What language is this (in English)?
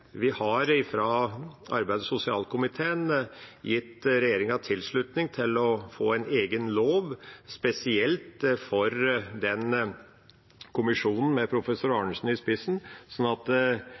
Norwegian Bokmål